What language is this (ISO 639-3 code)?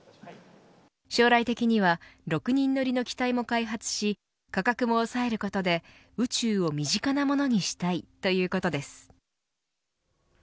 jpn